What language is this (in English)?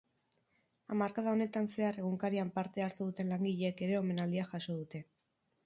Basque